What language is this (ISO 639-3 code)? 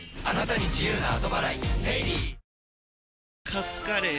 jpn